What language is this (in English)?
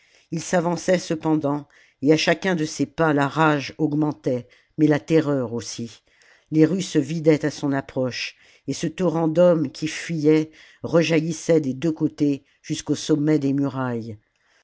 French